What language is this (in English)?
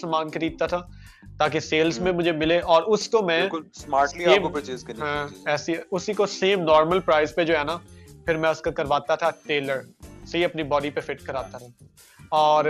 Urdu